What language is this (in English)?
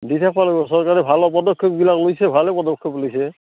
Assamese